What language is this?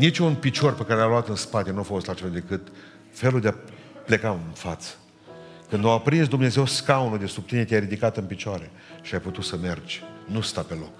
Romanian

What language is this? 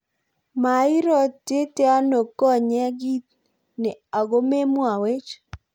Kalenjin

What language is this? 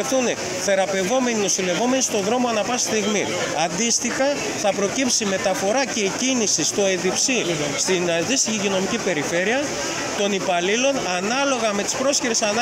Greek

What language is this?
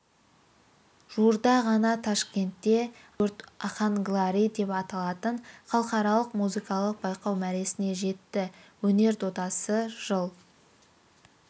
Kazakh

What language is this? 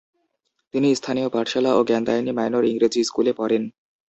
Bangla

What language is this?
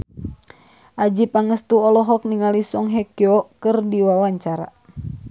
Sundanese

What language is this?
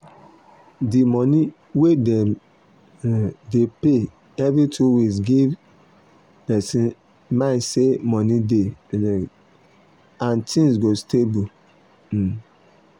Nigerian Pidgin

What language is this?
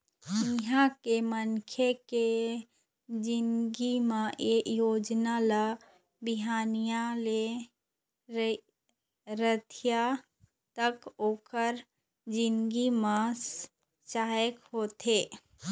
Chhattisgarhi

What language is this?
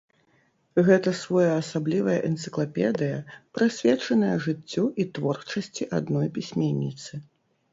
Belarusian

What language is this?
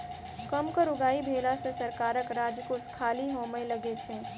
Maithili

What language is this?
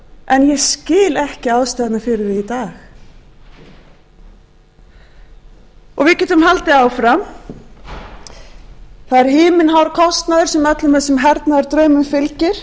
Icelandic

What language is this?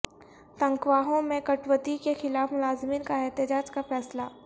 Urdu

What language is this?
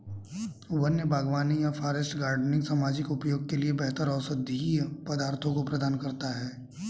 Hindi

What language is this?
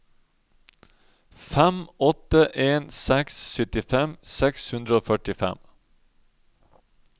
Norwegian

